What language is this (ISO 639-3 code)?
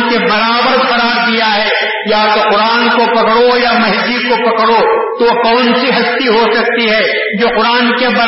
urd